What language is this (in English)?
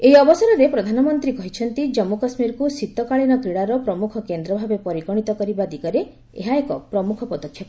Odia